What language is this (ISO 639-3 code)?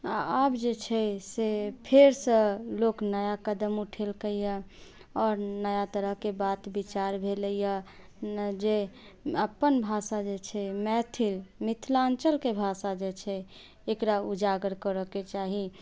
mai